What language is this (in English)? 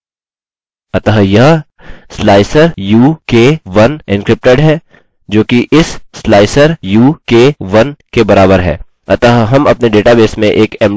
Hindi